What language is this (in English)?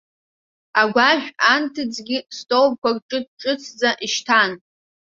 Abkhazian